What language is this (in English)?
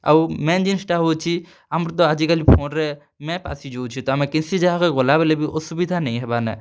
Odia